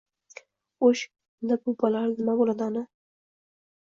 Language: Uzbek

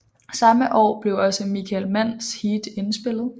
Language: Danish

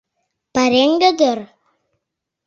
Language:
Mari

